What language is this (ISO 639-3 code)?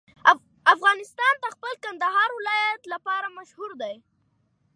pus